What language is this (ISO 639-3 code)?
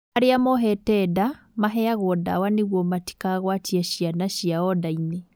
kik